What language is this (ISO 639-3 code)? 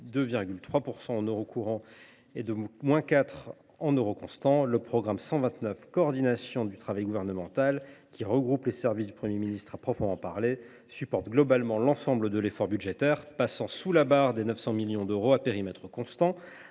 fra